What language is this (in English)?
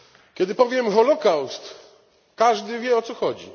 Polish